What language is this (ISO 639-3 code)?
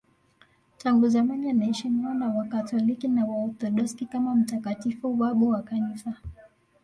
swa